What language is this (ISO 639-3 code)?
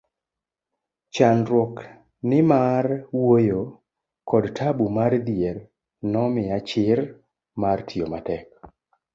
luo